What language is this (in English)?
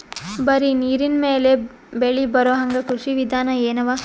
Kannada